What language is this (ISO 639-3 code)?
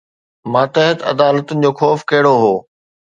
snd